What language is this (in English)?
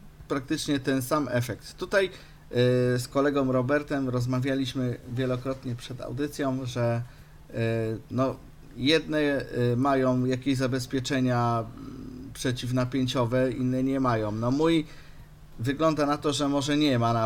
Polish